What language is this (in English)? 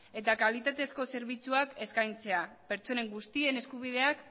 Basque